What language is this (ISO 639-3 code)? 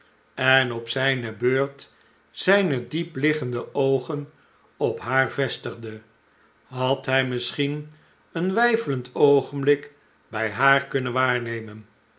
nld